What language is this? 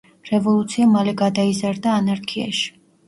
Georgian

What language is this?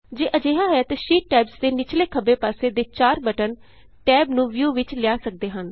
Punjabi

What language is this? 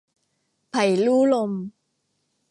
Thai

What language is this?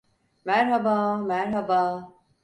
Turkish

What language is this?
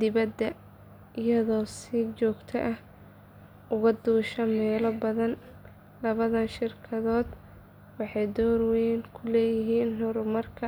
Somali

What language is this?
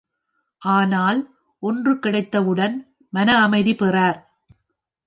Tamil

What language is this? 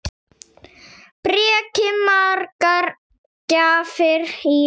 Icelandic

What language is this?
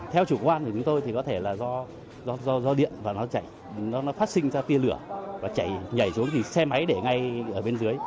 Vietnamese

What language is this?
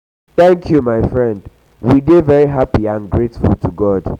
Nigerian Pidgin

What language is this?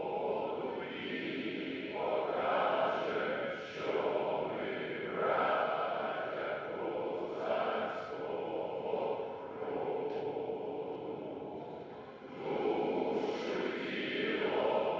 Ukrainian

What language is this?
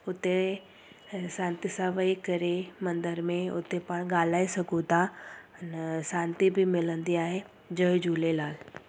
Sindhi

